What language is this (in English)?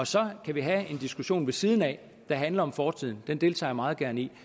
Danish